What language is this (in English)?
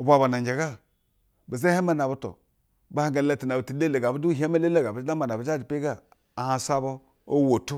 Basa (Nigeria)